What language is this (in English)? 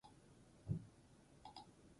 Basque